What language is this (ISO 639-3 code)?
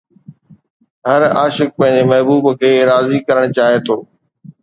snd